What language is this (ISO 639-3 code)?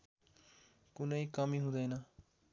nep